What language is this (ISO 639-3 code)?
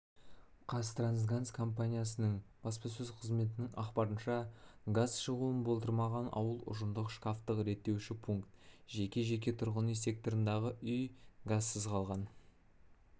kaz